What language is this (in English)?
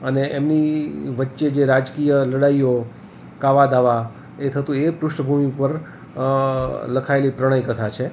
Gujarati